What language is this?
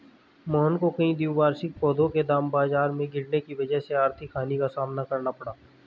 Hindi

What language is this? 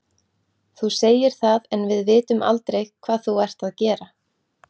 Icelandic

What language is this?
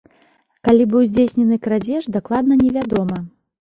Belarusian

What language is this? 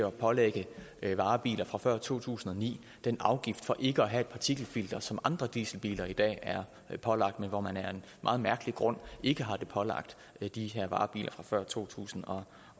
Danish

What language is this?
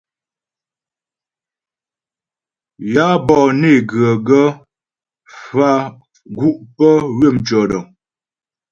Ghomala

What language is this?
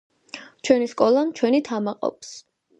Georgian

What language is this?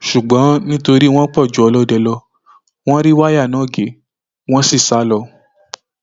Yoruba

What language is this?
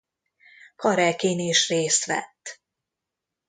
Hungarian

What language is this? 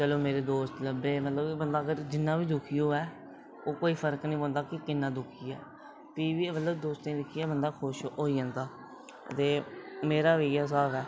Dogri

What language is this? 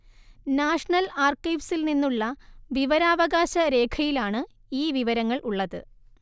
Malayalam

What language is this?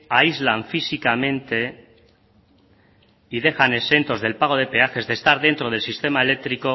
Spanish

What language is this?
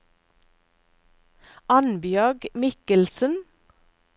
Norwegian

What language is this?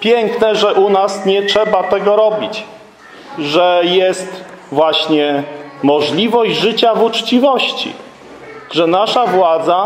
Polish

